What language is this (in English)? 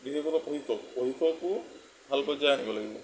Assamese